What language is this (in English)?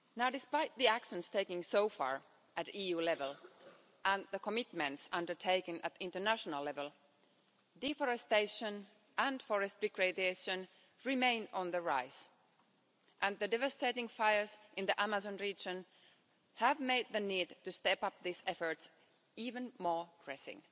English